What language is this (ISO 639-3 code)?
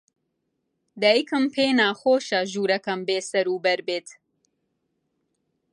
ckb